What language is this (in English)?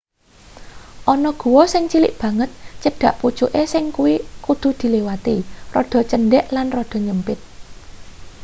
Javanese